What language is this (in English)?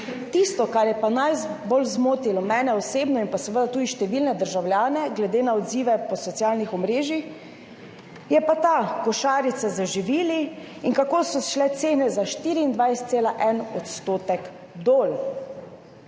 Slovenian